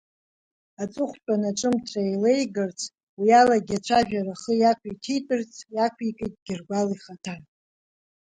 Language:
Abkhazian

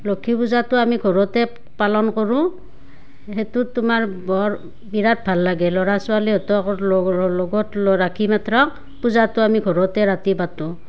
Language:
Assamese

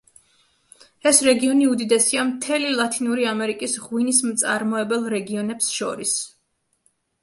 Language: Georgian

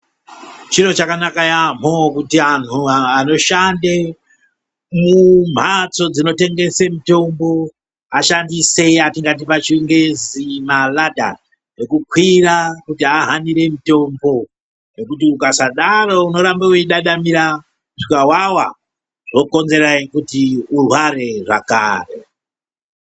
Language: Ndau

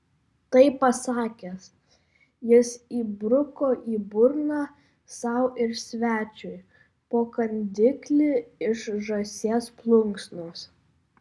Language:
Lithuanian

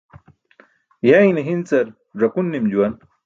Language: Burushaski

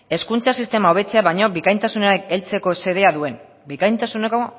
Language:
Basque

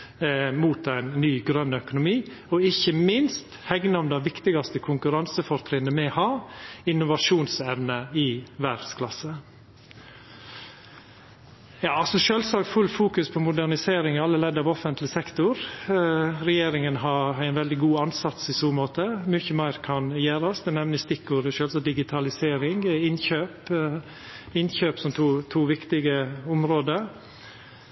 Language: Norwegian Nynorsk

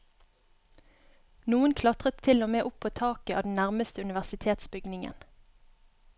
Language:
Norwegian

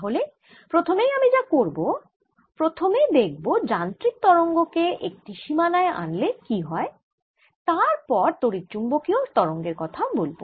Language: Bangla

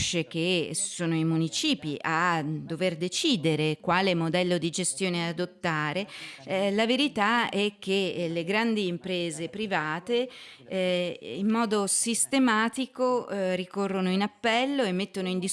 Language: Italian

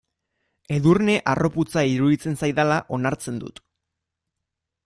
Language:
Basque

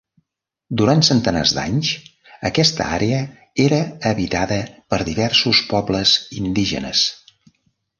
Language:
Catalan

